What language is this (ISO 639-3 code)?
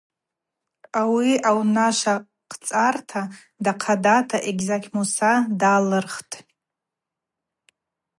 abq